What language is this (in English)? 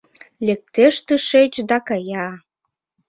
Mari